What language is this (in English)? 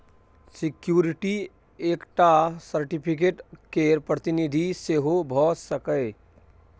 Maithili